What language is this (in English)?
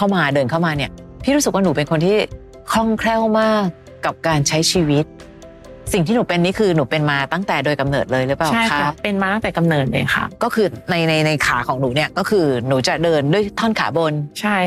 Thai